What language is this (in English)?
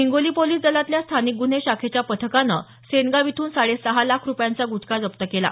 Marathi